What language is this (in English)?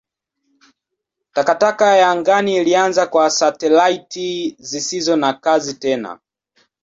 Swahili